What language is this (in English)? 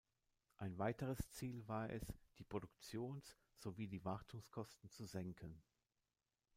German